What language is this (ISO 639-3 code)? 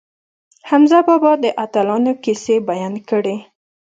pus